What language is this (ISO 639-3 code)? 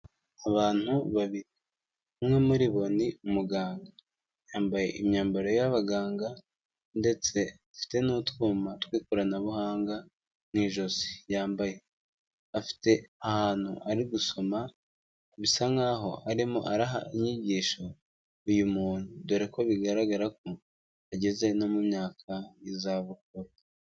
kin